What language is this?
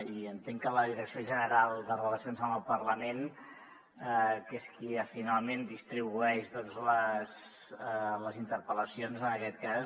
Catalan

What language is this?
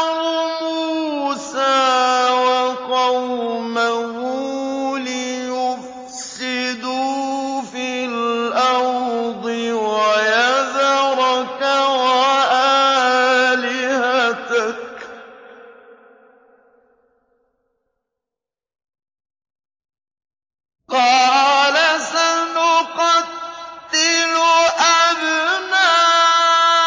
Arabic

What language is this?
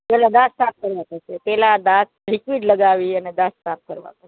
Gujarati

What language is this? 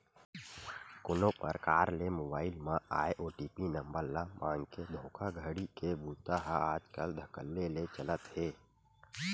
Chhattisgarhi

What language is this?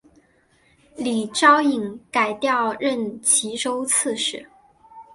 Chinese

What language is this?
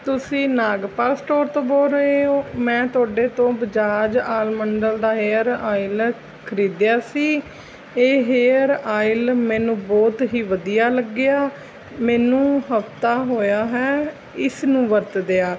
Punjabi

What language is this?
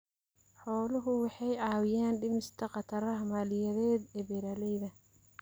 Somali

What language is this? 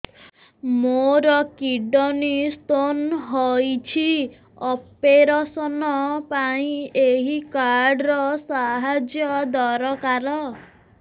Odia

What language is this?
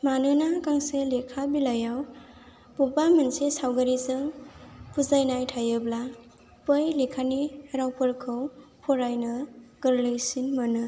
Bodo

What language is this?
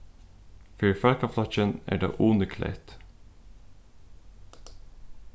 Faroese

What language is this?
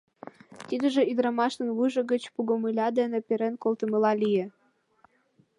Mari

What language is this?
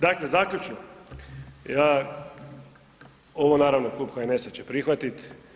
Croatian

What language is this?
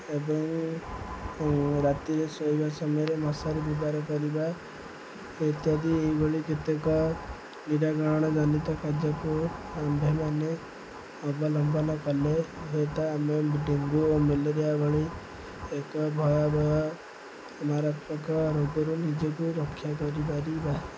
Odia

